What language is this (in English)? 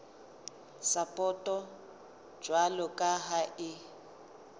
Southern Sotho